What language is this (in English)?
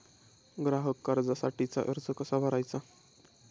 Marathi